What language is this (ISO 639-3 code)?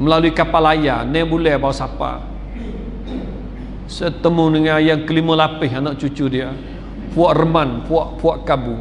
msa